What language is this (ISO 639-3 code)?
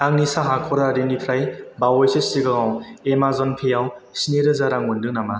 brx